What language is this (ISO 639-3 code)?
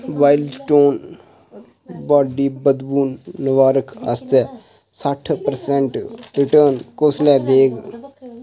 doi